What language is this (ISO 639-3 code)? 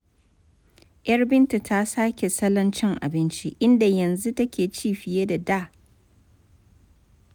hau